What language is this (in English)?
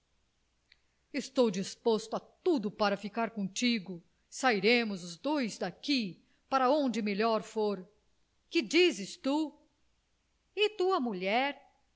Portuguese